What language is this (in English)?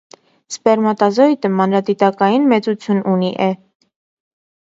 Armenian